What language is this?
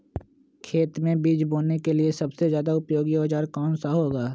Magahi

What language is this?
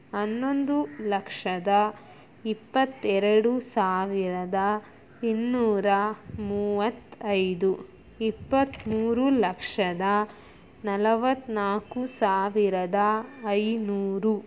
Kannada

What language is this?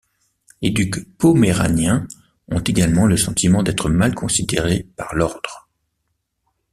French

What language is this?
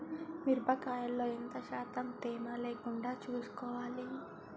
Telugu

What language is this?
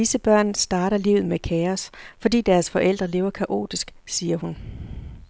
Danish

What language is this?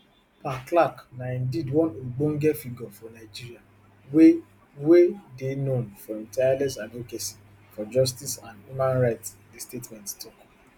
Nigerian Pidgin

